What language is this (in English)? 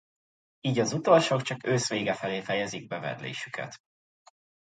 Hungarian